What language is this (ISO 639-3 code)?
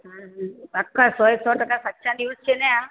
guj